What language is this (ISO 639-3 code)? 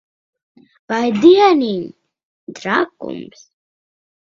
lav